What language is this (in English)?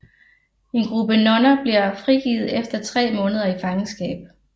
Danish